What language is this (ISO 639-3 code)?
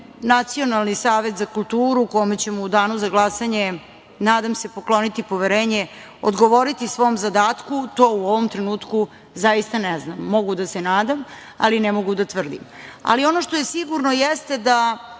srp